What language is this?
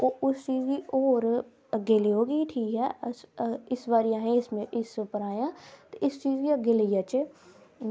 Dogri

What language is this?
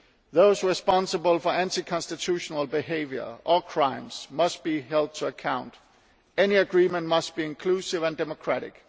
English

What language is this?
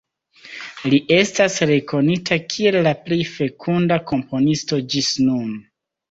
Esperanto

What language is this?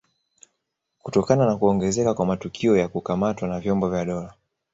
Swahili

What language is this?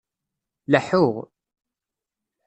Kabyle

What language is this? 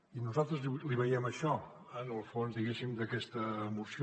Catalan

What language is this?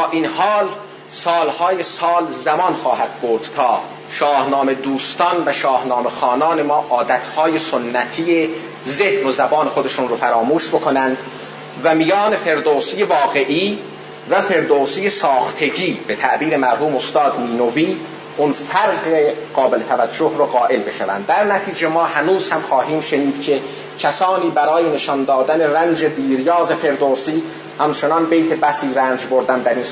Persian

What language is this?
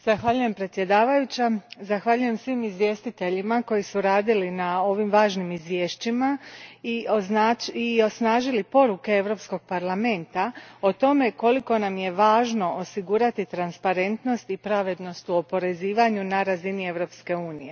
Croatian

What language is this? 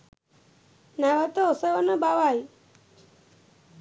Sinhala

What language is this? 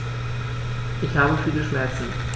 German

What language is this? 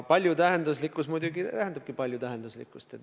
Estonian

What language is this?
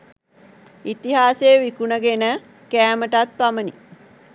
Sinhala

